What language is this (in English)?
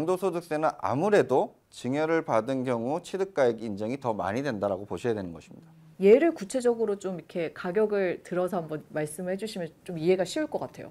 Korean